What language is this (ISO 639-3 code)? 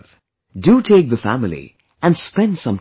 eng